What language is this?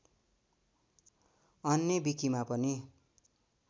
Nepali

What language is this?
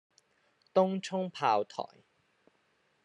Cantonese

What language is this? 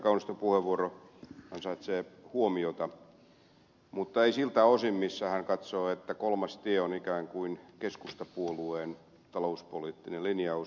Finnish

